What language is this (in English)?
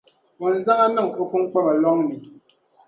Dagbani